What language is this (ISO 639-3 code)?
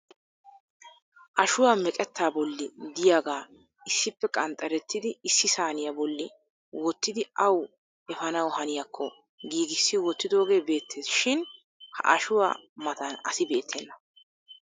wal